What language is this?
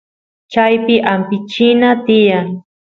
Santiago del Estero Quichua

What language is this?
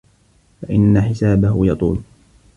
Arabic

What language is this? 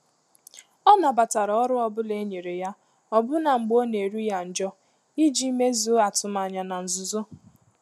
Igbo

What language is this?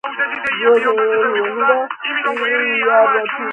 Georgian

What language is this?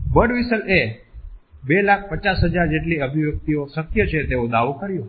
Gujarati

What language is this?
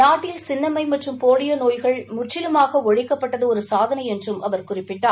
Tamil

